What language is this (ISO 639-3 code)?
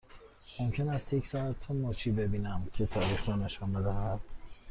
fas